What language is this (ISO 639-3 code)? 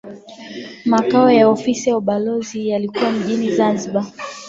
swa